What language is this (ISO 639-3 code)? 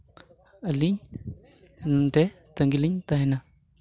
sat